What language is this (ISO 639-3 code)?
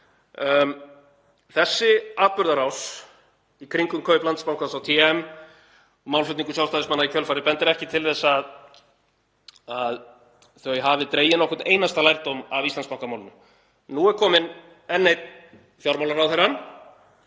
isl